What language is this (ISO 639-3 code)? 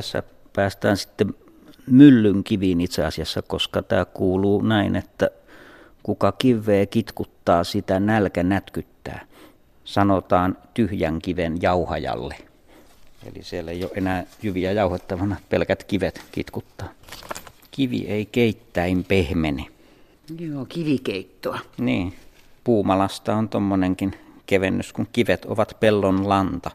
fin